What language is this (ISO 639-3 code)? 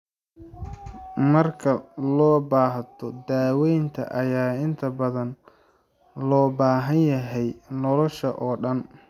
som